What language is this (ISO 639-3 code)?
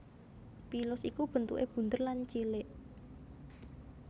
jav